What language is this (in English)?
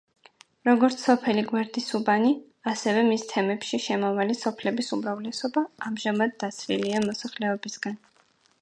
Georgian